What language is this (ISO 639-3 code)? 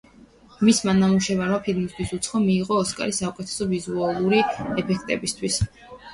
kat